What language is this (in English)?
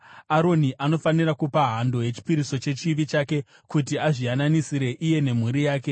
Shona